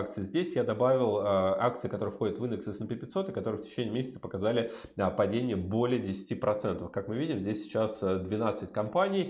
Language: Russian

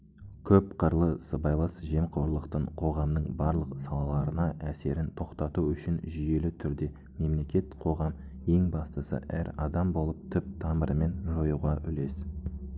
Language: Kazakh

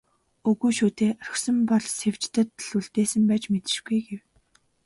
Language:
Mongolian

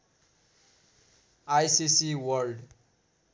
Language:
Nepali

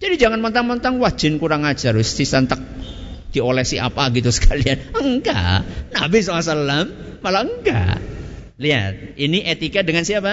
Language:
Indonesian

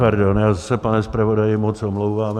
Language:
Czech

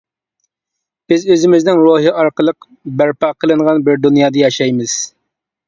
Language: Uyghur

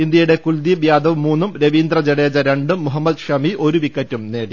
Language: Malayalam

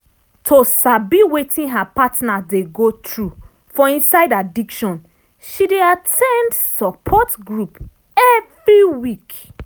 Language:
Nigerian Pidgin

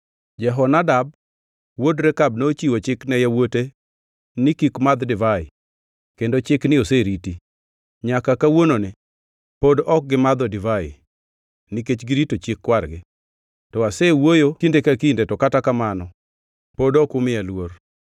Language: Luo (Kenya and Tanzania)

